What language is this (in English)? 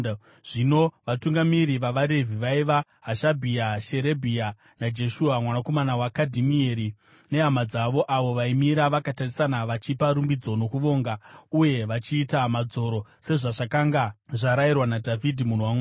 Shona